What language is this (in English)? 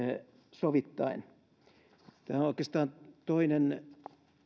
Finnish